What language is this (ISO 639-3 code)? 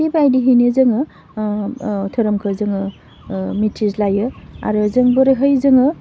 brx